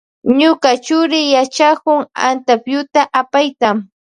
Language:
Loja Highland Quichua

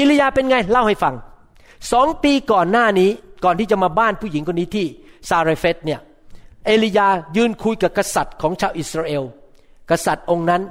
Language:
Thai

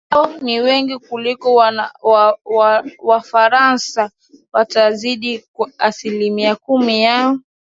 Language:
Swahili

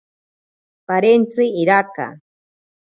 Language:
Ashéninka Perené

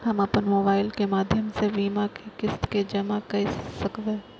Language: Maithili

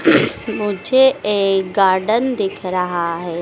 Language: Hindi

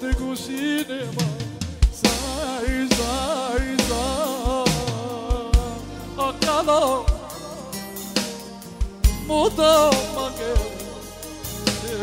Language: Bulgarian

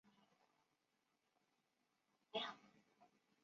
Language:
Chinese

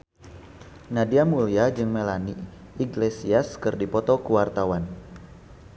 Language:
Sundanese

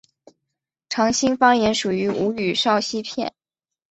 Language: Chinese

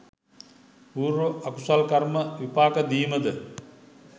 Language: Sinhala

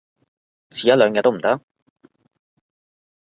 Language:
Cantonese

